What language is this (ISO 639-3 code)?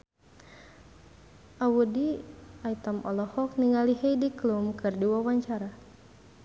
sun